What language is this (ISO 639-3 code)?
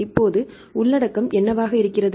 tam